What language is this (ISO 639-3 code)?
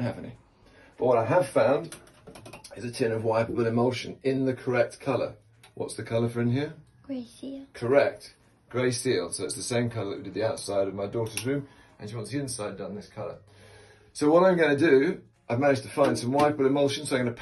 eng